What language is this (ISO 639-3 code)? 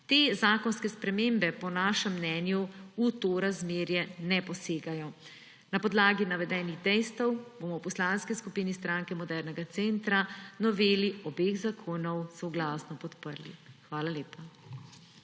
slv